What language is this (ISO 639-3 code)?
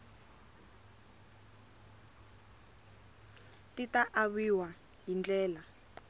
tso